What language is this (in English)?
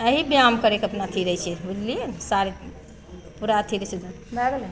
Maithili